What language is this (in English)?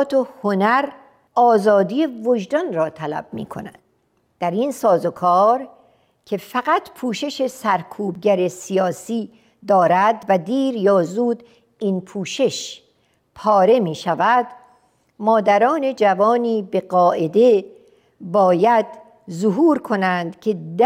Persian